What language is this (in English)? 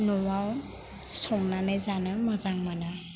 Bodo